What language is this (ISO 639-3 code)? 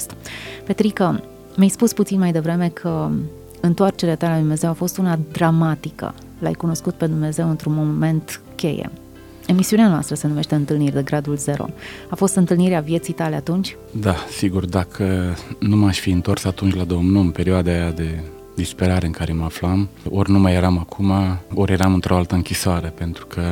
ron